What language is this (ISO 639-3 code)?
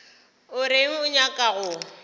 nso